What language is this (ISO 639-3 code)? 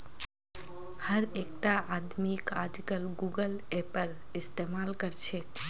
mag